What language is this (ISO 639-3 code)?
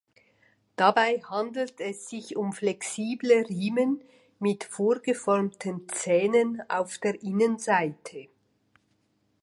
deu